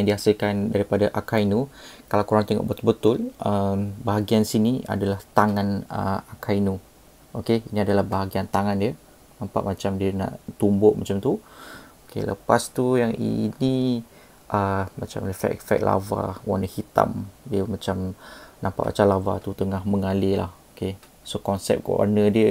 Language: Malay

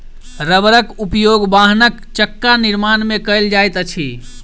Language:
Maithili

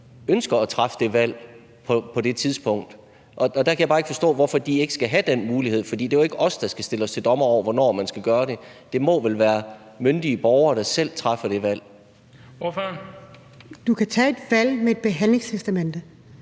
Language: Danish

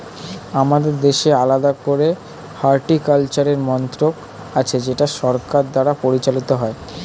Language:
Bangla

